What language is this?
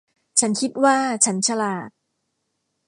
Thai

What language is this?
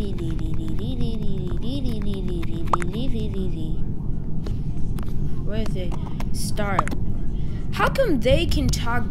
English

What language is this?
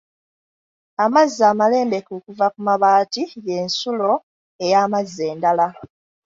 Ganda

